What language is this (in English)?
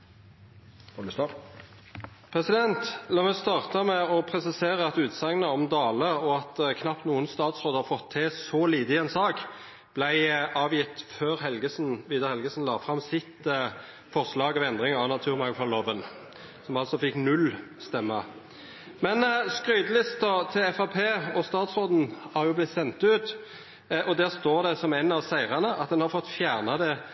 Norwegian